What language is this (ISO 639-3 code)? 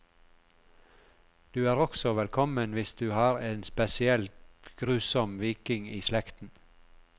nor